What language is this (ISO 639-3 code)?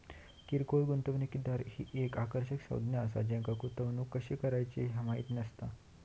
mar